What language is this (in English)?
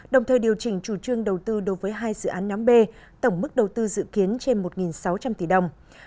Vietnamese